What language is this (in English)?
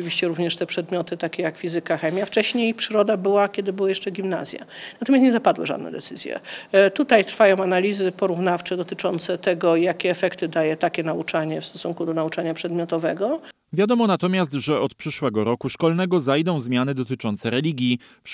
Polish